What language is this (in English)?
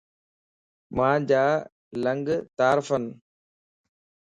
Lasi